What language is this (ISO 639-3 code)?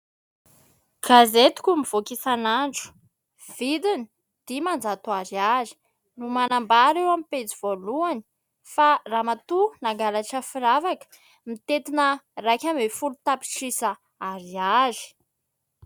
mlg